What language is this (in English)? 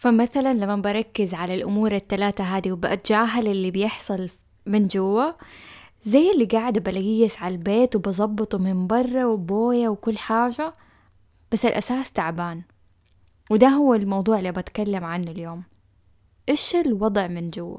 Arabic